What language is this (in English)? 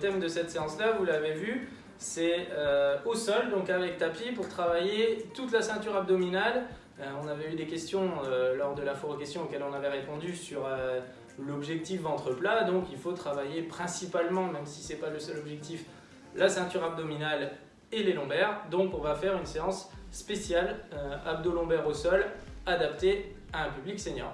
French